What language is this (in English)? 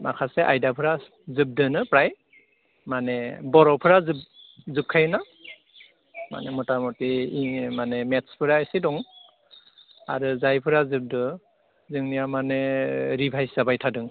Bodo